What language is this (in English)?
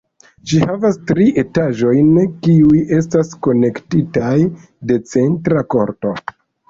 Esperanto